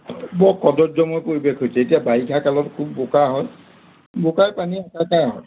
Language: Assamese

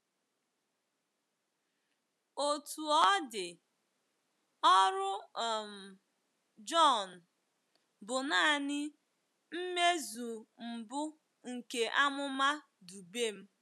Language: Igbo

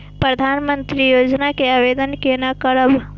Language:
Maithili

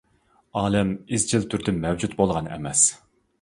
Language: Uyghur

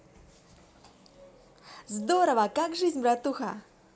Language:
Russian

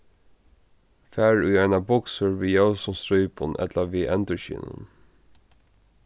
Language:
Faroese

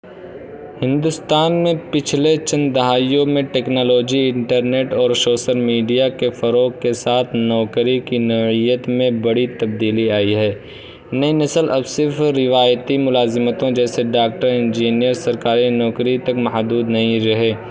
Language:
Urdu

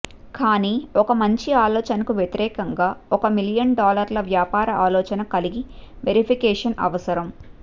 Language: Telugu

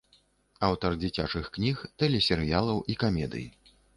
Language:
Belarusian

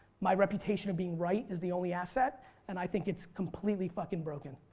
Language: English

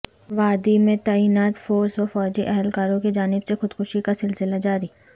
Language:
Urdu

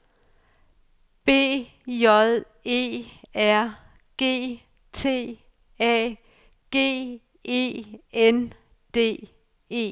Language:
Danish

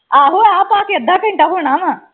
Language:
Punjabi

